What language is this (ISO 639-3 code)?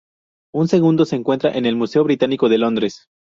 spa